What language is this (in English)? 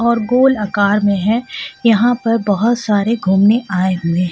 Hindi